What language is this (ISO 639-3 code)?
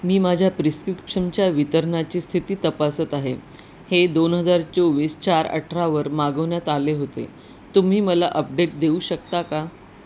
mar